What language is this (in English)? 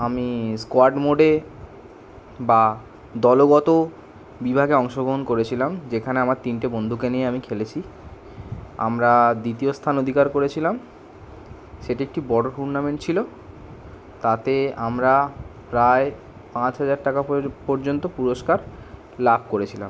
Bangla